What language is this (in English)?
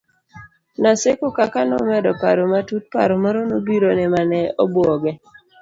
Luo (Kenya and Tanzania)